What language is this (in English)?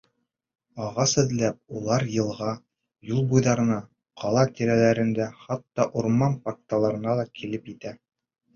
Bashkir